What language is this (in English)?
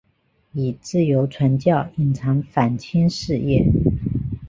Chinese